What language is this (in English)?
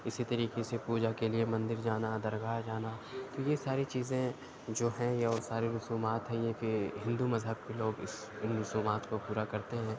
Urdu